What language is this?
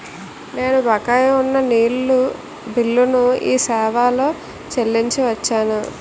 Telugu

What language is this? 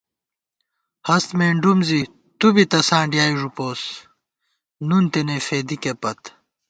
Gawar-Bati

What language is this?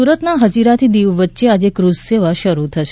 Gujarati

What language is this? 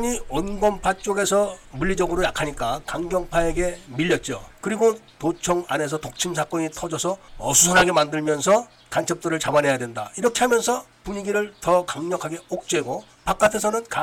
Korean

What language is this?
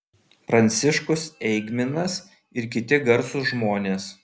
Lithuanian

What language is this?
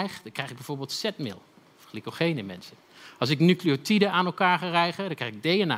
Dutch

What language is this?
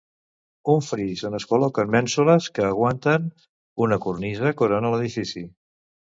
Catalan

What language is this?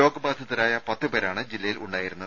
Malayalam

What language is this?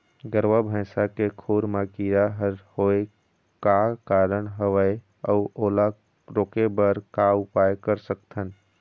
Chhattisgarhi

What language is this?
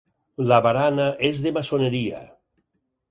Catalan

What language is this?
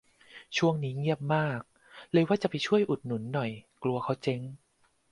Thai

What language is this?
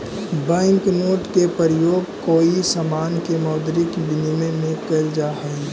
Magahi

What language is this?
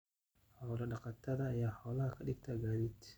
Somali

